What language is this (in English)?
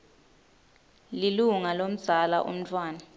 Swati